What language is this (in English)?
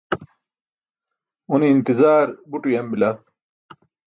Burushaski